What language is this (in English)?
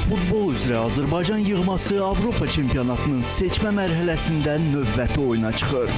Turkish